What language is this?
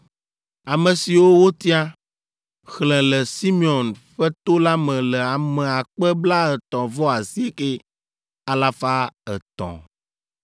Ewe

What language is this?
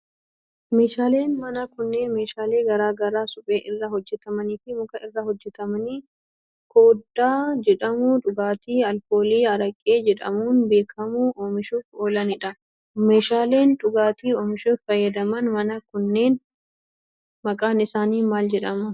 Oromo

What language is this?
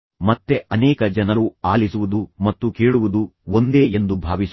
Kannada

